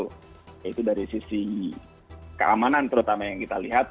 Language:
Indonesian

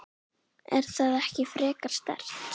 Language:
Icelandic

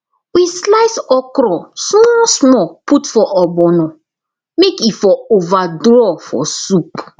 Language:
Nigerian Pidgin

